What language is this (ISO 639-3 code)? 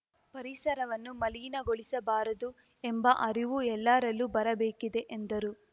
kan